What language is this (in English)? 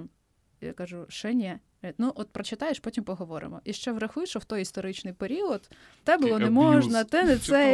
Ukrainian